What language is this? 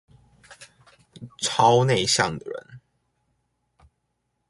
Chinese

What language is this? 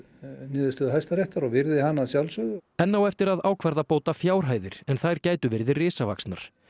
Icelandic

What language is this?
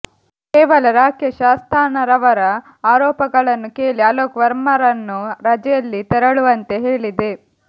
Kannada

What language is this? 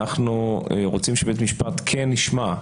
Hebrew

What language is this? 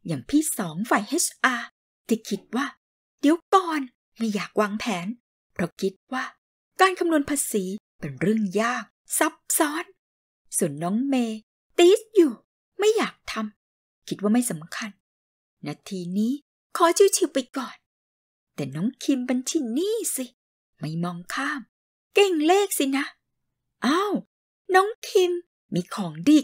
Thai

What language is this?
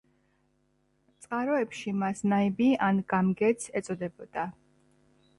Georgian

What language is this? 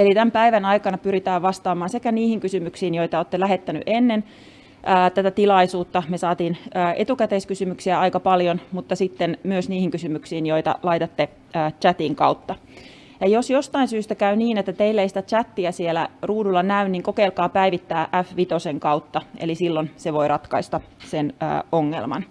Finnish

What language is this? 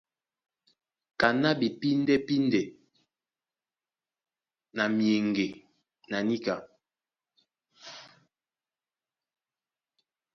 Duala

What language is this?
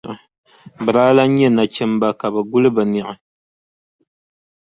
Dagbani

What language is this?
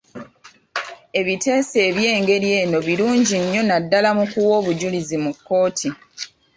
Ganda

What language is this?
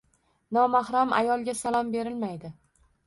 Uzbek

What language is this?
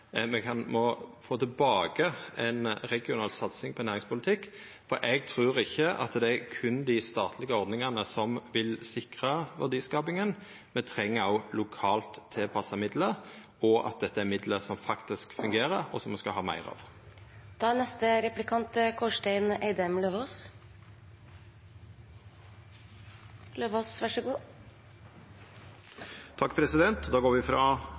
Norwegian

